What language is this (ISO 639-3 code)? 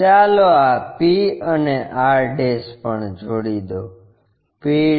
guj